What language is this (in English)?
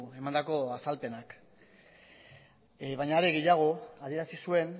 Basque